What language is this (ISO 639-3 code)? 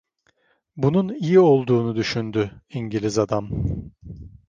tur